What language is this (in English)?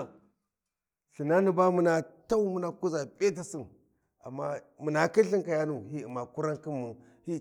Warji